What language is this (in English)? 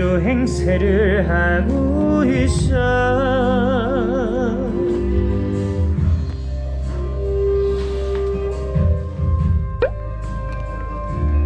Korean